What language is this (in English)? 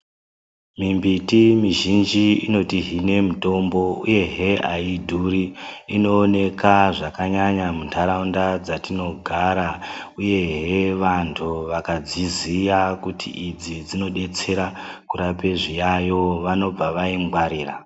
Ndau